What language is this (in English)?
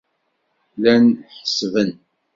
Kabyle